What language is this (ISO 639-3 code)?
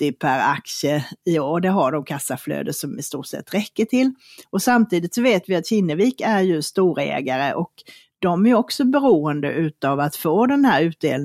swe